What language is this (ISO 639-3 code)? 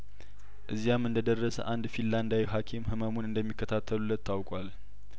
amh